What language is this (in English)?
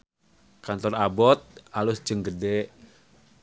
Sundanese